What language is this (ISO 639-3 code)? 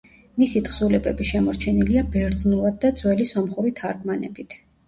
kat